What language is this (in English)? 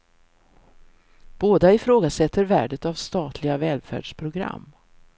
Swedish